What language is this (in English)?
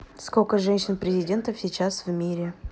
Russian